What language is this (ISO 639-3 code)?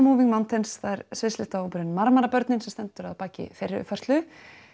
isl